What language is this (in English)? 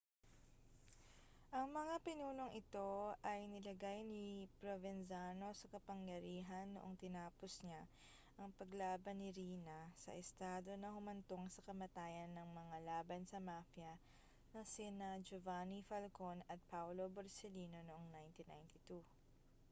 Filipino